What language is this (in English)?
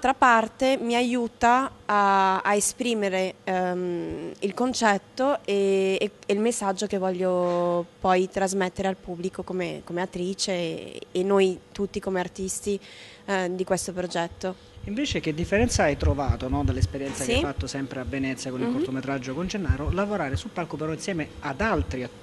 Italian